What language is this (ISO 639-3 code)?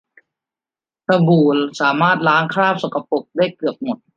tha